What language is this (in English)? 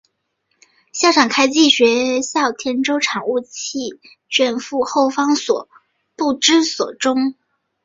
Chinese